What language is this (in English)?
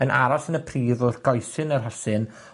Welsh